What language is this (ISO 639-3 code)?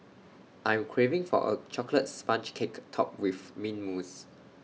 eng